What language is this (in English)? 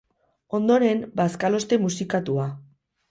Basque